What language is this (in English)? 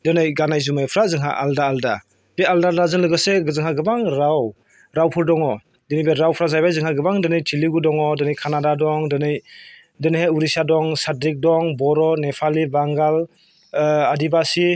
Bodo